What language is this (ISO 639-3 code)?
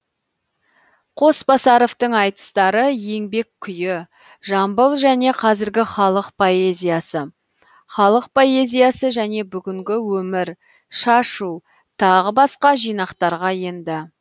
kaz